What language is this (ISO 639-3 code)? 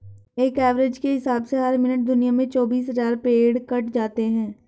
hin